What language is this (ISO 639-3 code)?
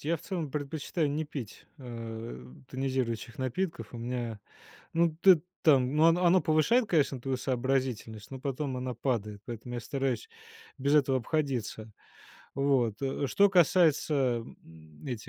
rus